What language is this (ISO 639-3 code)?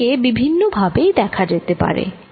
ben